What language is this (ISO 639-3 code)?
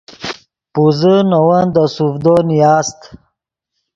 ydg